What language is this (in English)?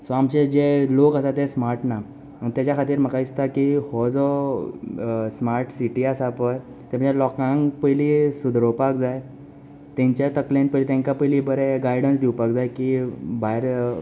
Konkani